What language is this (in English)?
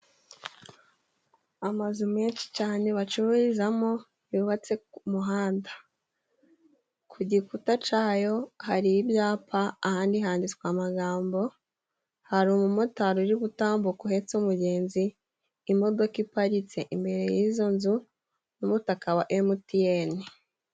Kinyarwanda